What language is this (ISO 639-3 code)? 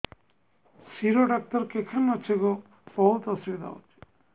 ori